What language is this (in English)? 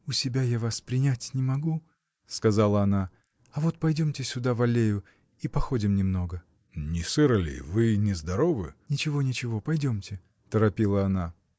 Russian